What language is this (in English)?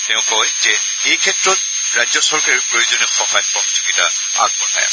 Assamese